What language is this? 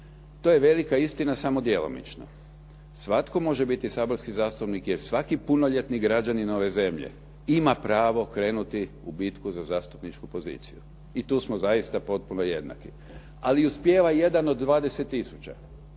Croatian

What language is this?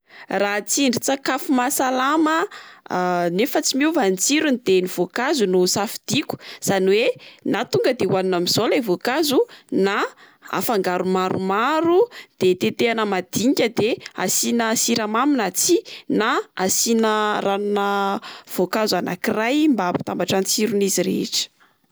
Malagasy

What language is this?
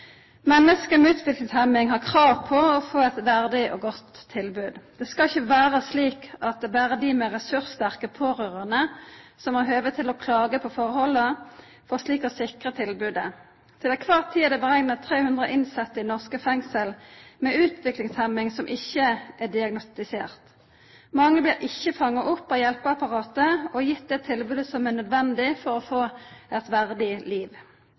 Norwegian Nynorsk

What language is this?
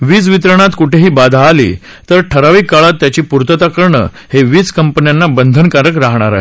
Marathi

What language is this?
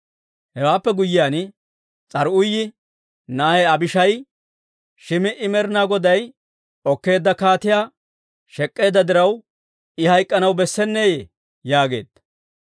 Dawro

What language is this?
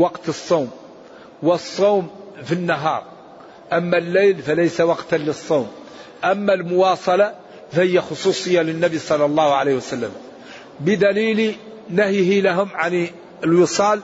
Arabic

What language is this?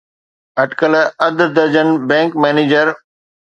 Sindhi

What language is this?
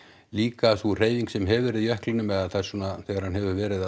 Icelandic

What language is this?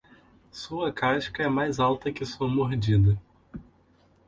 Portuguese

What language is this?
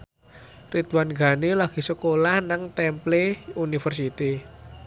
Javanese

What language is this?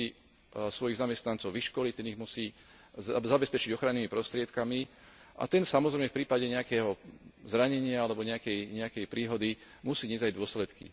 Slovak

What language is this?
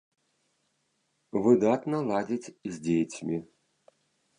Belarusian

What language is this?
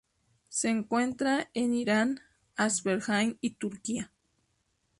Spanish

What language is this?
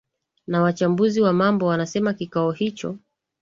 Swahili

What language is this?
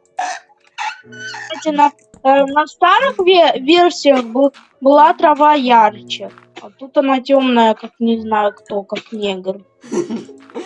Russian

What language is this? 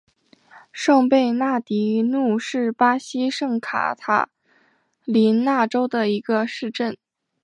Chinese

